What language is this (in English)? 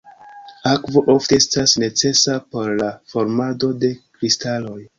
Esperanto